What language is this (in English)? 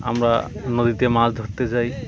Bangla